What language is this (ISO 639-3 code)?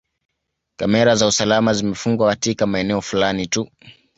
swa